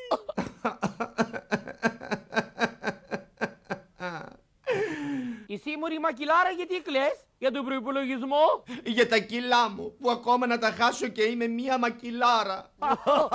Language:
Greek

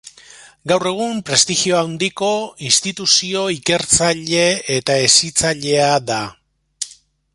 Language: Basque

